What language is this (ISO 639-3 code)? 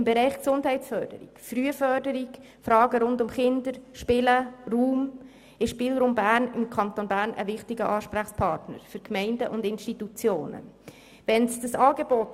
gsw